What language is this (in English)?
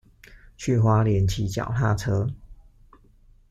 Chinese